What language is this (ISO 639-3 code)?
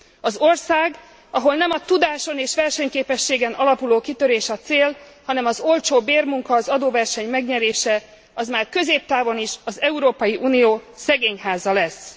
hun